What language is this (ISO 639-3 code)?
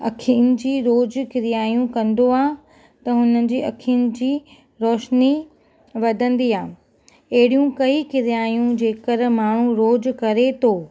snd